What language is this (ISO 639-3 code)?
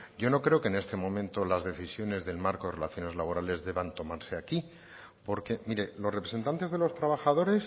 spa